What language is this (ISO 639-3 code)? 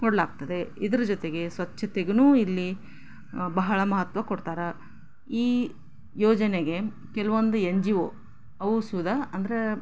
kan